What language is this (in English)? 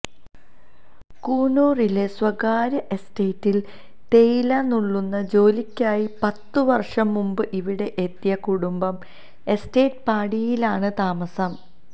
Malayalam